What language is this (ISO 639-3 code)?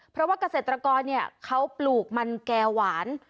tha